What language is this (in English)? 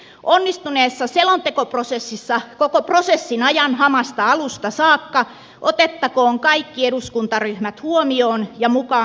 Finnish